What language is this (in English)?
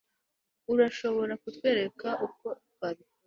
Kinyarwanda